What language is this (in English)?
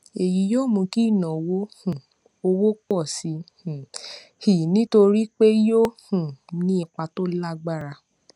Yoruba